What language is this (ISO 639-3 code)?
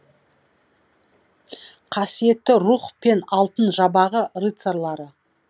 kaz